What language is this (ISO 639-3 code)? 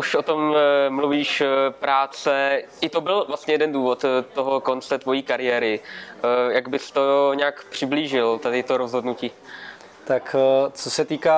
ces